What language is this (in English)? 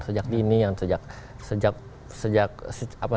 Indonesian